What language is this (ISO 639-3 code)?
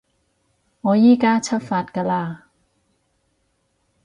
yue